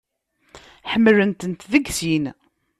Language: Kabyle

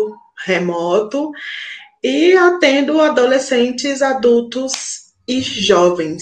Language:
Portuguese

